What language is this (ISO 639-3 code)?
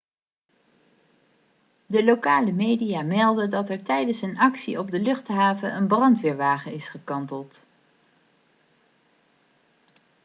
nld